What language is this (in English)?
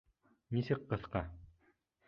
Bashkir